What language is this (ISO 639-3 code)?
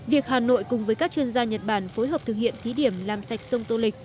vie